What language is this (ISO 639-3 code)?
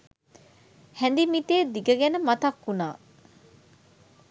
sin